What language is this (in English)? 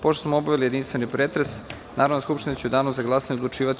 Serbian